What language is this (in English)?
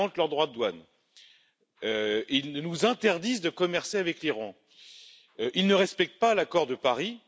French